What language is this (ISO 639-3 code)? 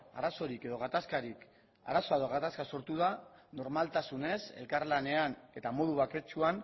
eus